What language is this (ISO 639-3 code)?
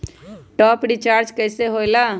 mag